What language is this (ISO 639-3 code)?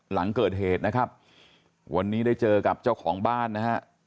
tha